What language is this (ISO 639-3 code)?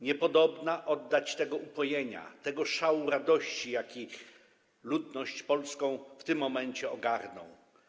pol